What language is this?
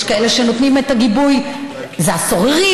Hebrew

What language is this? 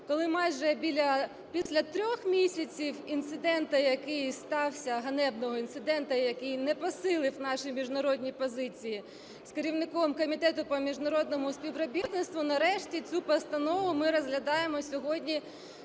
Ukrainian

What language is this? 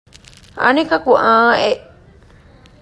Divehi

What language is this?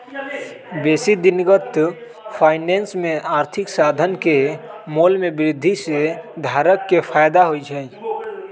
Magahi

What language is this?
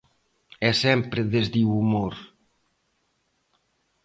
Galician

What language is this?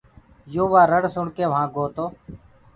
Gurgula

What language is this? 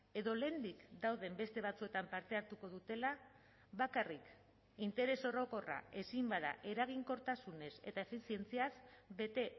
Basque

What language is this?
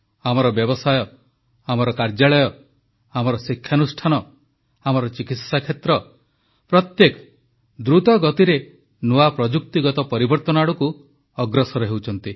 Odia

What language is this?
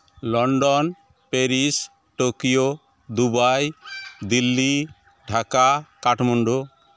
Santali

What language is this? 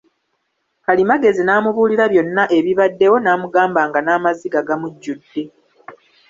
Ganda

